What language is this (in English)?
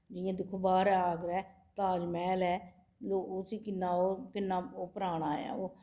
Dogri